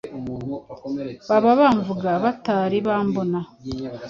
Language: Kinyarwanda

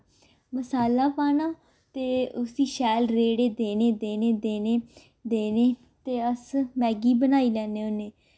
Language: Dogri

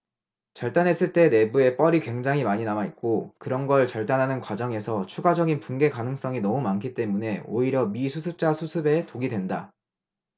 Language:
Korean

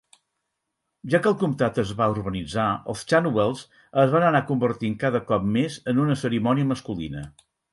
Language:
Catalan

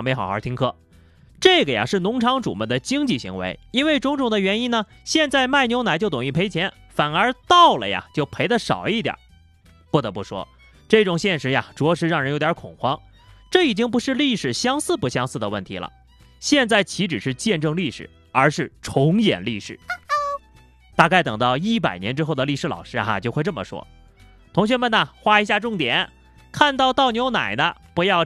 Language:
Chinese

